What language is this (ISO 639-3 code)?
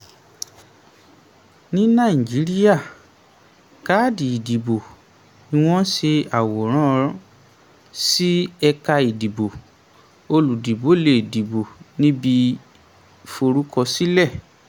yor